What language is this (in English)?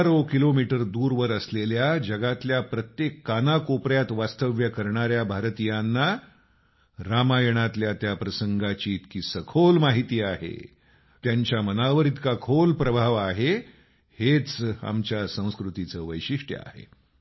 Marathi